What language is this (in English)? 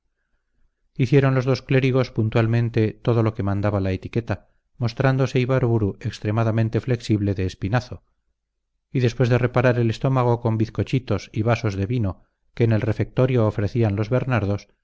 Spanish